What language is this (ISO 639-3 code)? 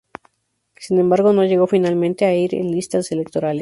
spa